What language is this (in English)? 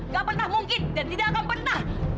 Indonesian